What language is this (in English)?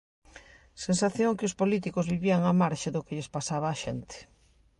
Galician